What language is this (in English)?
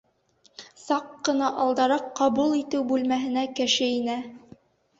Bashkir